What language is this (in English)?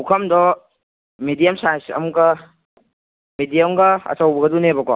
Manipuri